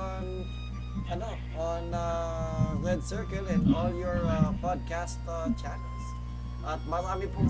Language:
Filipino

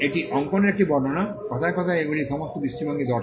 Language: Bangla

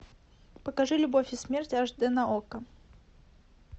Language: Russian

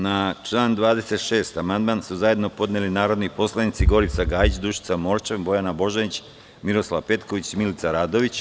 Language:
Serbian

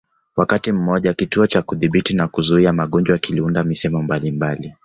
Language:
Swahili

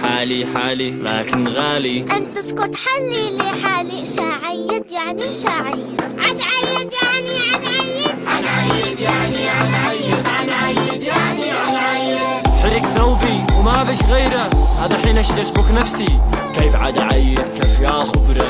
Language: Arabic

